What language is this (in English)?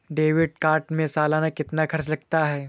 Hindi